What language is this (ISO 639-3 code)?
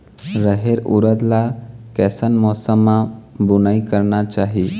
hne